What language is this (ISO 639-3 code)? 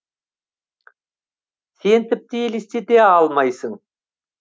kaz